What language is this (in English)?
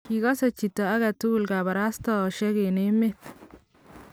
Kalenjin